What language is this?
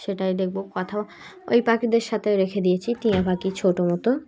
Bangla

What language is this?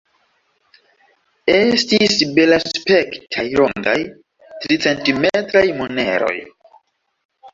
Esperanto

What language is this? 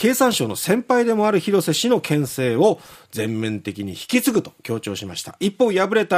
Japanese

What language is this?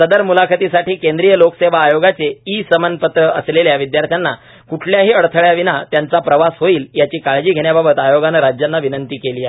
Marathi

